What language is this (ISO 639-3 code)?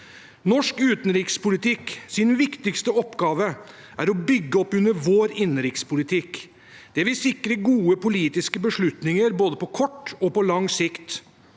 nor